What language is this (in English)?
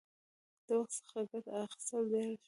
Pashto